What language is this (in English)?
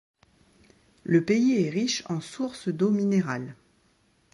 French